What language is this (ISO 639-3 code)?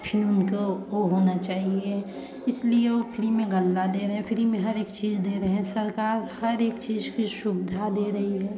hin